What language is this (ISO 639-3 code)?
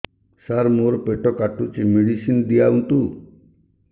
ori